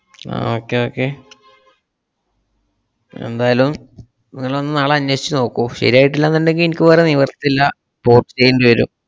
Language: Malayalam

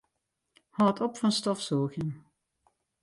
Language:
Western Frisian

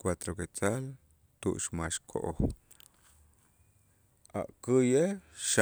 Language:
Itzá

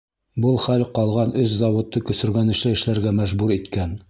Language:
Bashkir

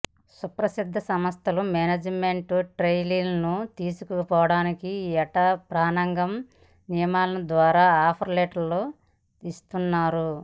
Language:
Telugu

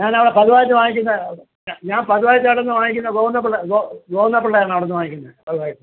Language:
Malayalam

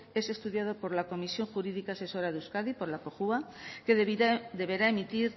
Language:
Spanish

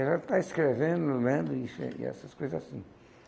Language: Portuguese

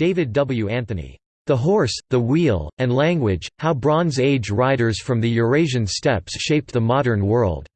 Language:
English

